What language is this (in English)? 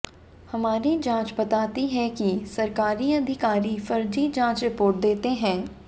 Hindi